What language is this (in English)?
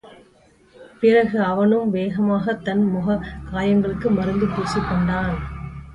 Tamil